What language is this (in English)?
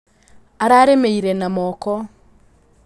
Kikuyu